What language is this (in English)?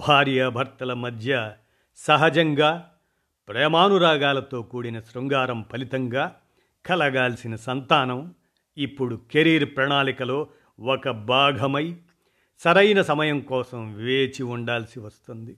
Telugu